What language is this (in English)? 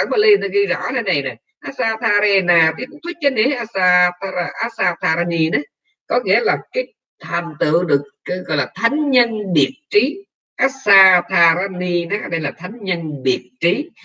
Vietnamese